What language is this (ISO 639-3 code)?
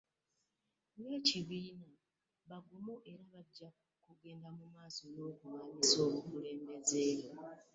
lug